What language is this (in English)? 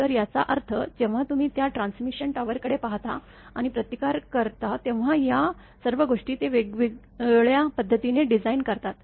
Marathi